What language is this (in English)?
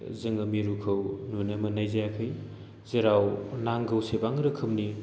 Bodo